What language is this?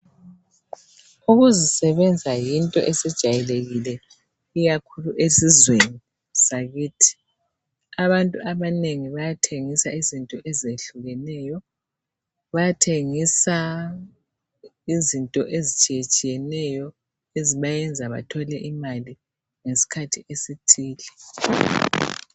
North Ndebele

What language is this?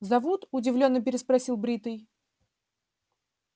Russian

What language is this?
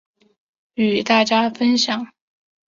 Chinese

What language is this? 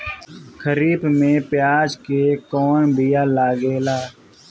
Bhojpuri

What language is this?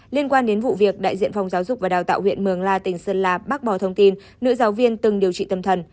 Vietnamese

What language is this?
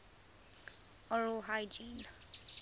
English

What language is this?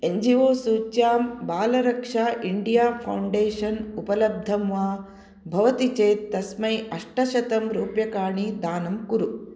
Sanskrit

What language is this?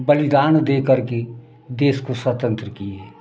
Hindi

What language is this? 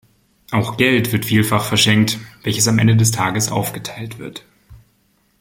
German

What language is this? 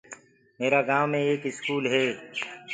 Gurgula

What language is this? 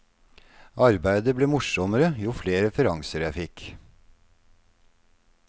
Norwegian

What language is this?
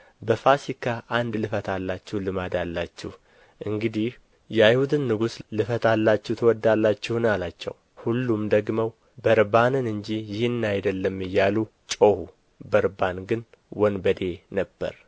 Amharic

